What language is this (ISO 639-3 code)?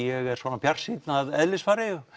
isl